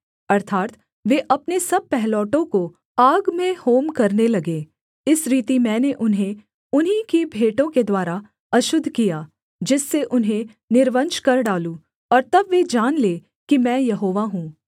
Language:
Hindi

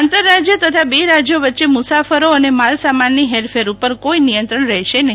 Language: Gujarati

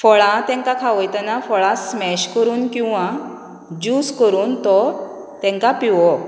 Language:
Konkani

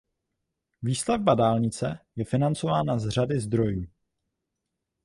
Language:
Czech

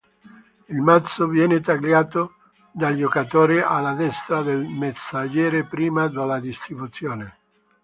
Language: Italian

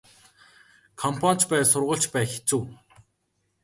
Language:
Mongolian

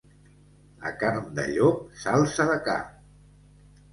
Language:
Catalan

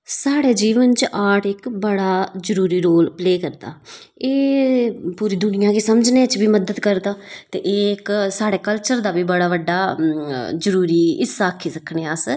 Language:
Dogri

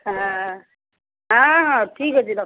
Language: Odia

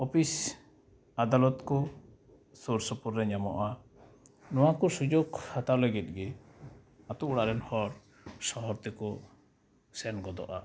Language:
Santali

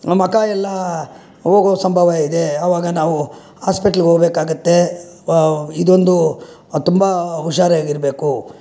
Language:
Kannada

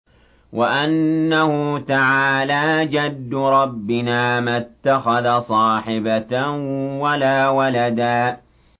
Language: Arabic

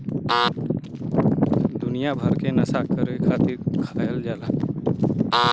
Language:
Bhojpuri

